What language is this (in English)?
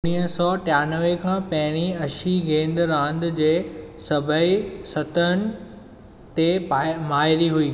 Sindhi